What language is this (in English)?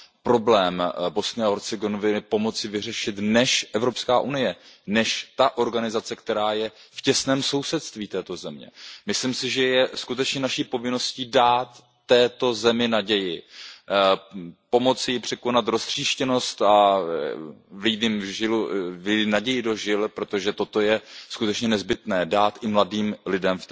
Czech